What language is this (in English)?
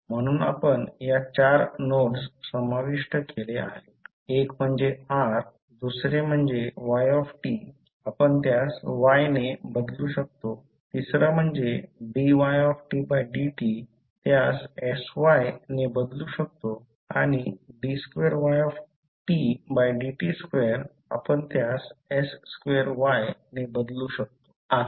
Marathi